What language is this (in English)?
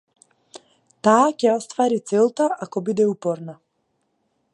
Macedonian